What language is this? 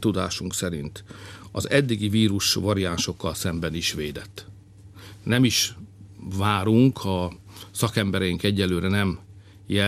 Hungarian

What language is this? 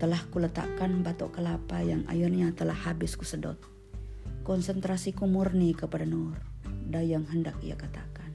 Indonesian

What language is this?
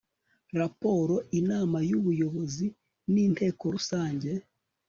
Kinyarwanda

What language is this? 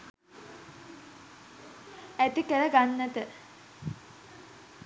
Sinhala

